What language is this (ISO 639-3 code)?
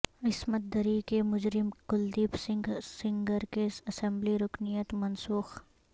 urd